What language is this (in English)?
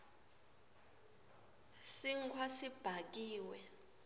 Swati